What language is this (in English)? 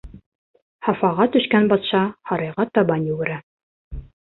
Bashkir